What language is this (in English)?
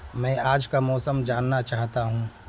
Urdu